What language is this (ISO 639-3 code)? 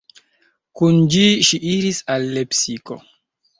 epo